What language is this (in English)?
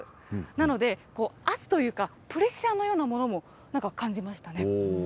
Japanese